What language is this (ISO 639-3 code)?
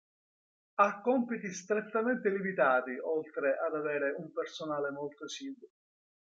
ita